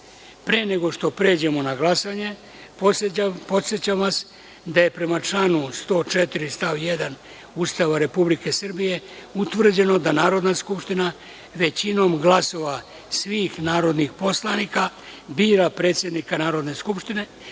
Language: Serbian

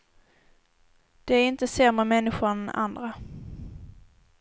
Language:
Swedish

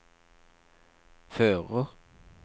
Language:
Norwegian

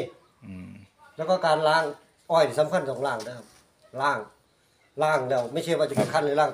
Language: Thai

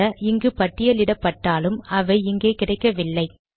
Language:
Tamil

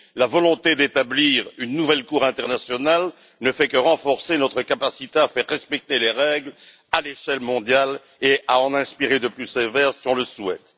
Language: French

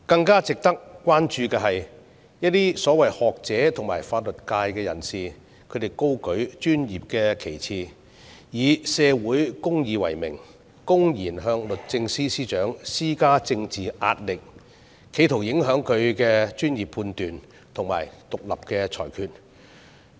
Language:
Cantonese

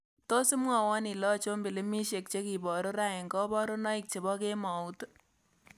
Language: Kalenjin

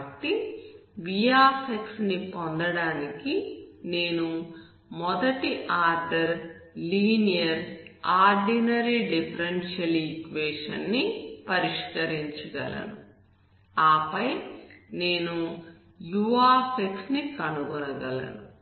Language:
Telugu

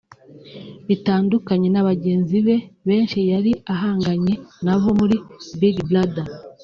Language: Kinyarwanda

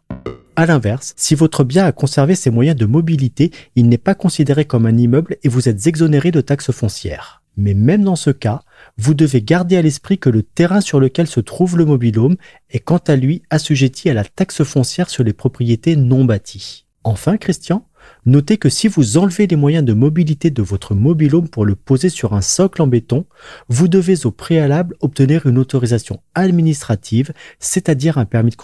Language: French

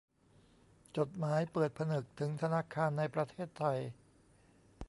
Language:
Thai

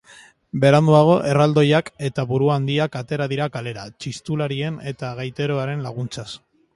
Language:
Basque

